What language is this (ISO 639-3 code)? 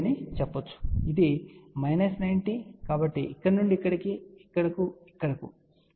tel